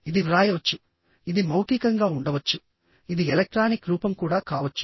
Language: Telugu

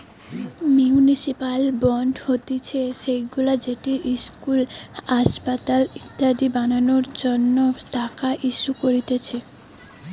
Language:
Bangla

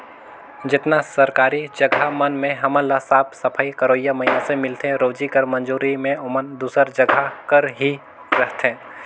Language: Chhattisgarhi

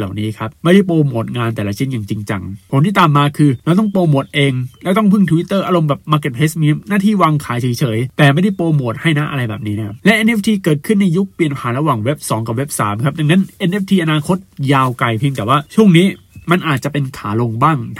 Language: Thai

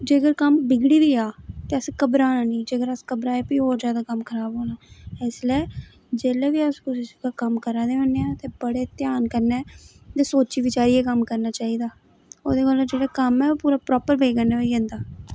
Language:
Dogri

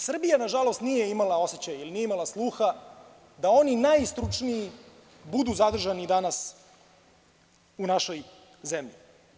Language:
Serbian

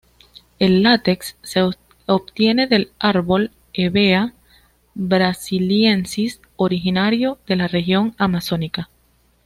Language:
Spanish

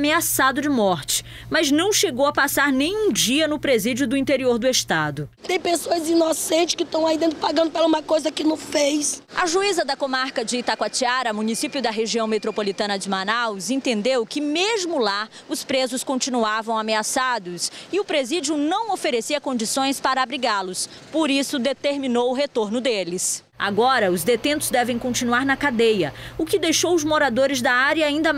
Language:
Portuguese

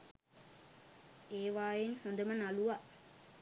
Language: Sinhala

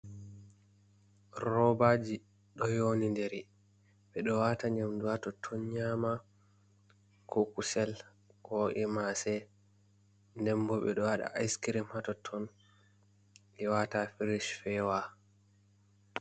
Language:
Fula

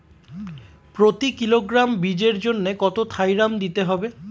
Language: Bangla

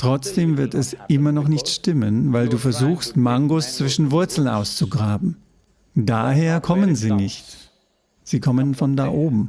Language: German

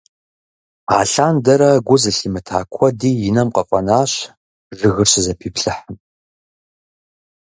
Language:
Kabardian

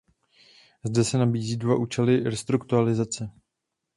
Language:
Czech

